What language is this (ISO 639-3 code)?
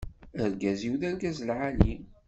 kab